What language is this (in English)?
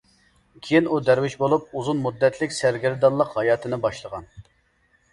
Uyghur